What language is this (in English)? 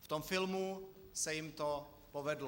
Czech